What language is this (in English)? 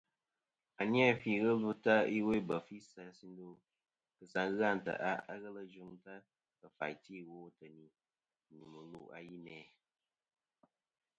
Kom